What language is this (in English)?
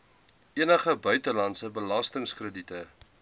Afrikaans